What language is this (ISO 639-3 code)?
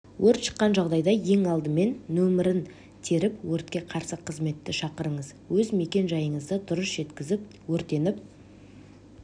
kaz